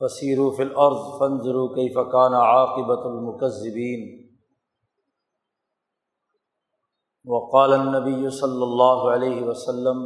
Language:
Urdu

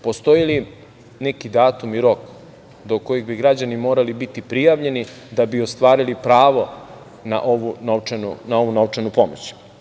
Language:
Serbian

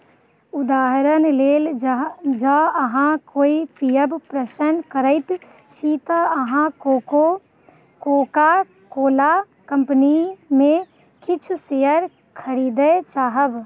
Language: Maithili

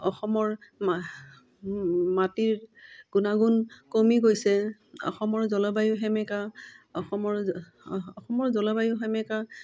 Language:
Assamese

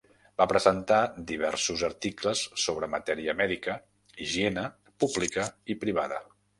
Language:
Catalan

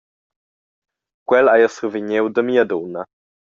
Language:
Romansh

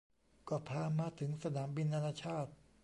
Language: Thai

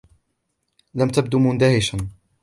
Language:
Arabic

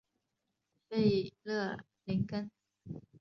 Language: Chinese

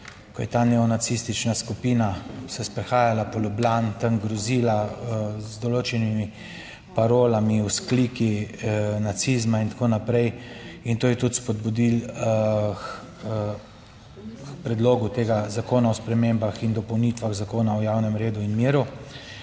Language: Slovenian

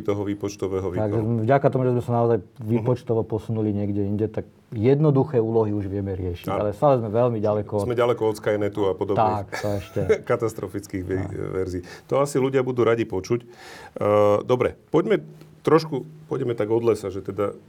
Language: Slovak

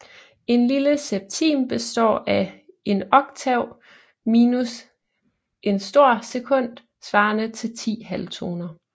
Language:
Danish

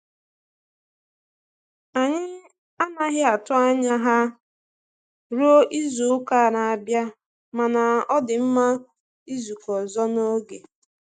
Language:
Igbo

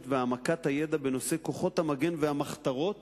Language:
Hebrew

